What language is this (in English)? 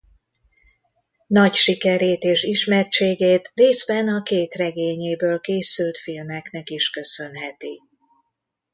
Hungarian